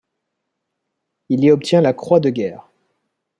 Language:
French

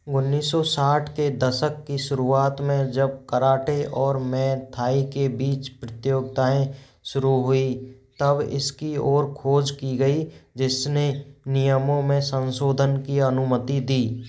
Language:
Hindi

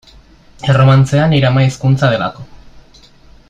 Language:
Basque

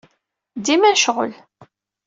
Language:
Kabyle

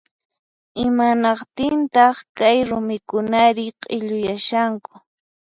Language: Puno Quechua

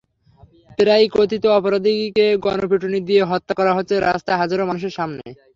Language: Bangla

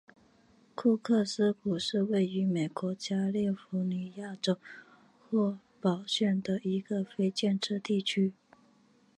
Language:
Chinese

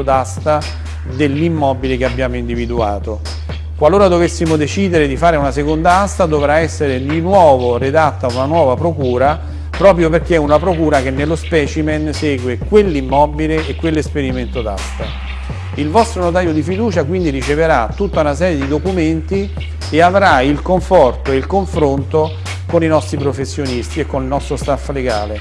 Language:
Italian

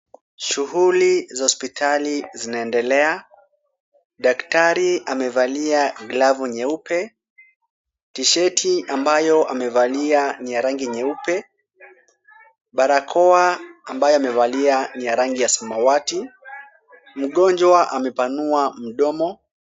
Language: Swahili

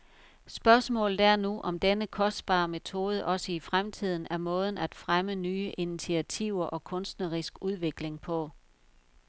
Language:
Danish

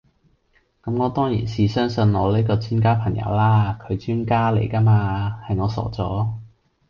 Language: Cantonese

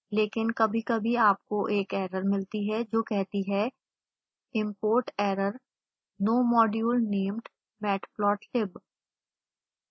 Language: Hindi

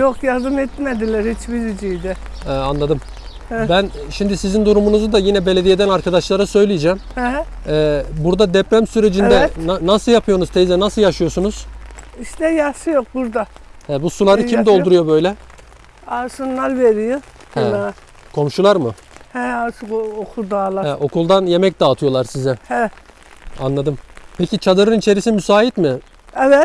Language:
Turkish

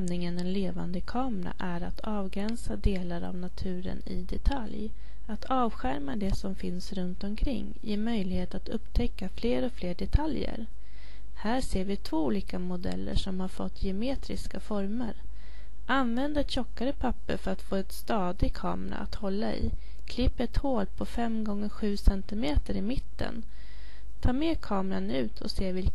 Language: Swedish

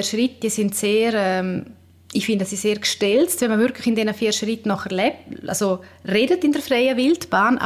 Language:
German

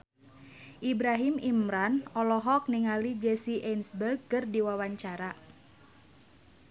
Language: Sundanese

